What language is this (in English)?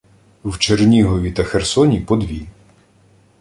Ukrainian